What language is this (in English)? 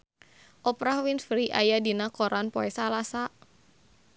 Sundanese